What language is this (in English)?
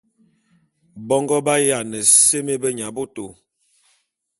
Bulu